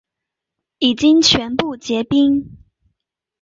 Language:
Chinese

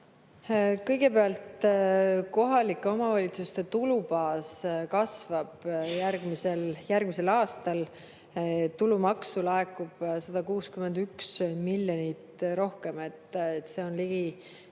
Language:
Estonian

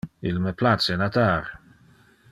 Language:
Interlingua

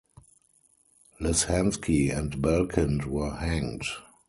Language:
English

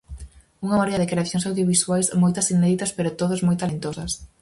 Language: Galician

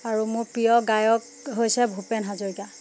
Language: Assamese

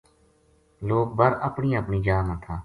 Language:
Gujari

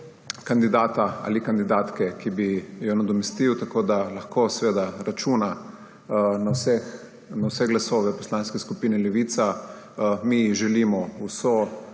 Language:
Slovenian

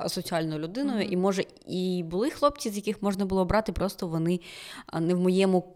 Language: Ukrainian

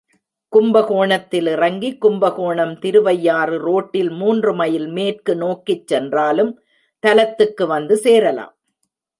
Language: Tamil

